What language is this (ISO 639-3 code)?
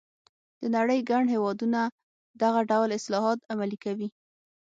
pus